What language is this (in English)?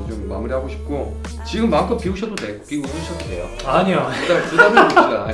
Korean